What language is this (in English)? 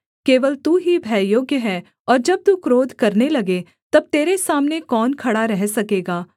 Hindi